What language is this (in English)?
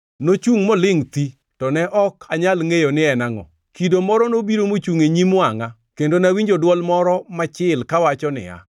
Luo (Kenya and Tanzania)